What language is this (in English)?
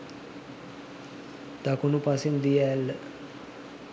Sinhala